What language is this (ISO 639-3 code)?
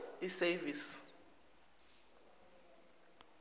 zul